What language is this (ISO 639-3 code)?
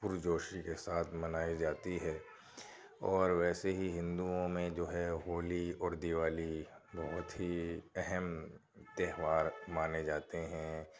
urd